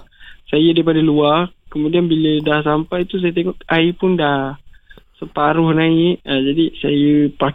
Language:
Malay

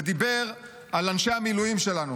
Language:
Hebrew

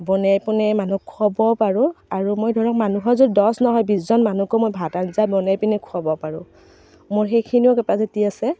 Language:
Assamese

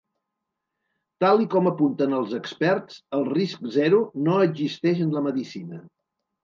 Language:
Catalan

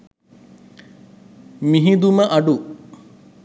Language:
Sinhala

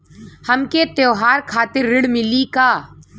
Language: Bhojpuri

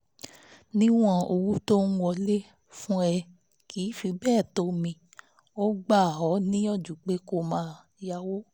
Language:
Yoruba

